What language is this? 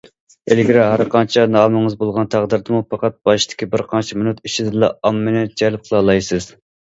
Uyghur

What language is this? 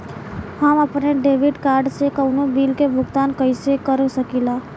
Bhojpuri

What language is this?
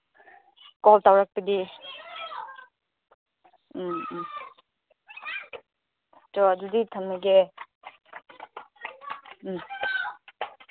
Manipuri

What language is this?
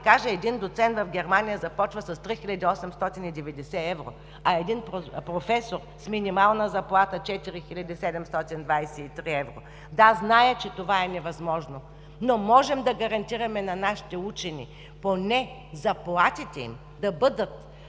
Bulgarian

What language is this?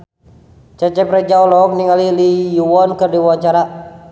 Sundanese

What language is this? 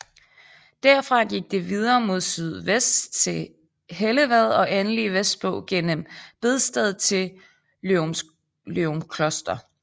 Danish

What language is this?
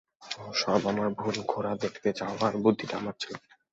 Bangla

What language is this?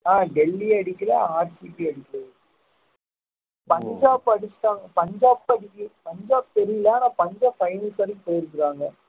Tamil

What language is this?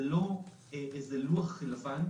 Hebrew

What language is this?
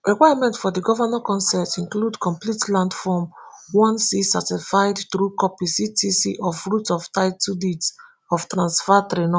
Nigerian Pidgin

